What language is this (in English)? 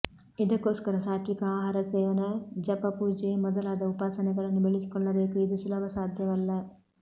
Kannada